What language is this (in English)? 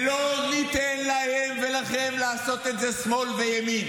Hebrew